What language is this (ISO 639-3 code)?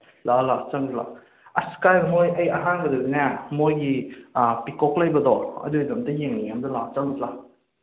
mni